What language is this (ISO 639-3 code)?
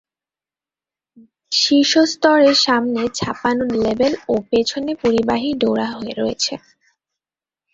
ben